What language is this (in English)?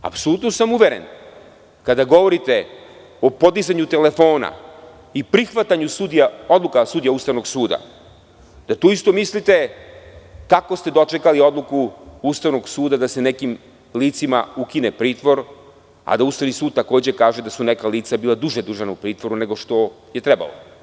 Serbian